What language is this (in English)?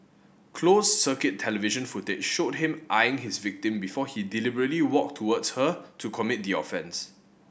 English